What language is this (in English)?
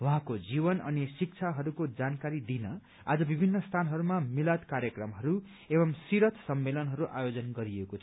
Nepali